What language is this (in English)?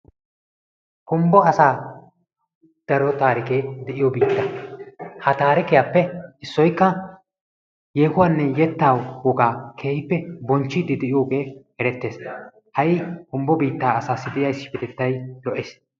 Wolaytta